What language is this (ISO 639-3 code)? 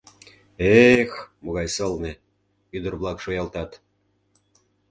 chm